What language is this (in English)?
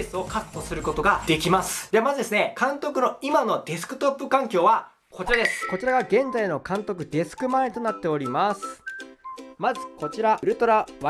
Japanese